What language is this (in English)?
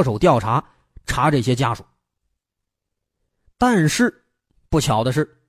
Chinese